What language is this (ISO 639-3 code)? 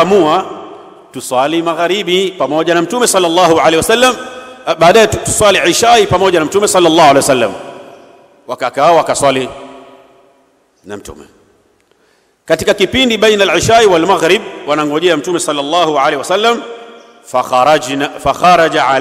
ara